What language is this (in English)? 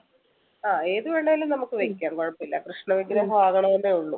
Malayalam